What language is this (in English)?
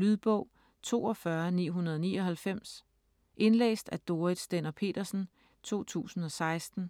Danish